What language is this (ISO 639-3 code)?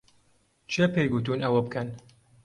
ckb